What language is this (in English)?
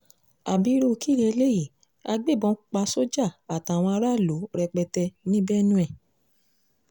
Yoruba